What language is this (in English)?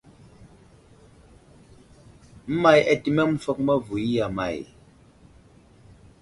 Wuzlam